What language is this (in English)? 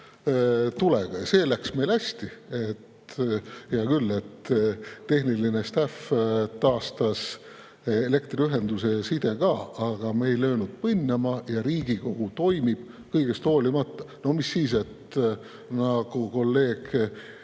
Estonian